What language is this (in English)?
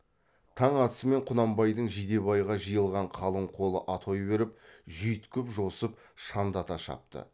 Kazakh